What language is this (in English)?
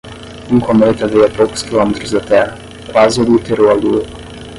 Portuguese